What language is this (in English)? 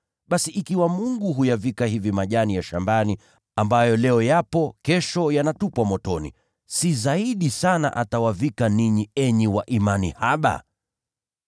Swahili